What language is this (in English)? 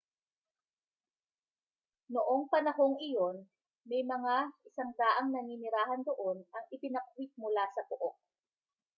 Filipino